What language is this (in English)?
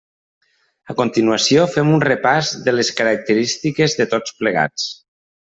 Catalan